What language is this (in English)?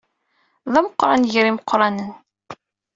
Kabyle